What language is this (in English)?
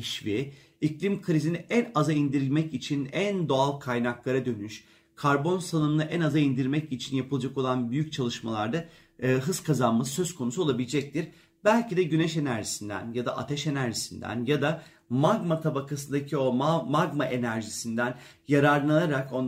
Turkish